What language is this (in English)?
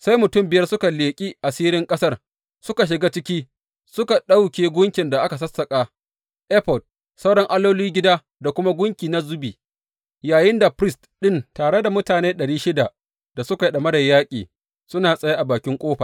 Hausa